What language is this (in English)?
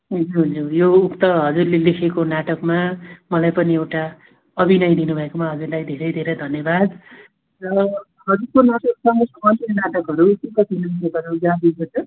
Nepali